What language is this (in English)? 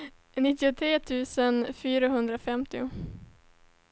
Swedish